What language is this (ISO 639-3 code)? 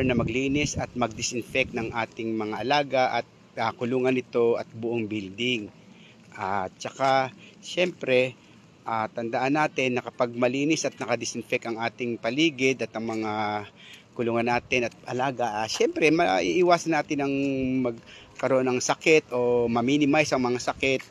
fil